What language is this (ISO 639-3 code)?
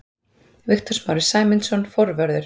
isl